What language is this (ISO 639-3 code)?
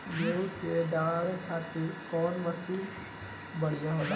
bho